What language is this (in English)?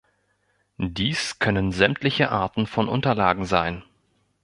German